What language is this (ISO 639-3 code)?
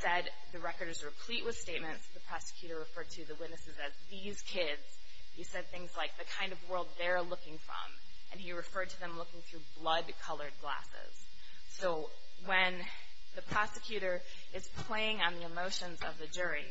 eng